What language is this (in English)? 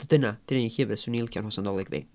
Welsh